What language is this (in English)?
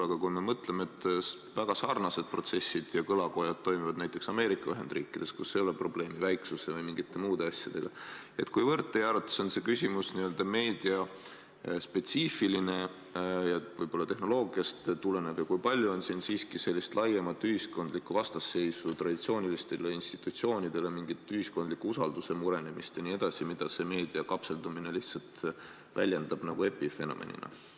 Estonian